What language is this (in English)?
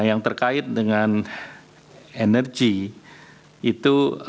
Indonesian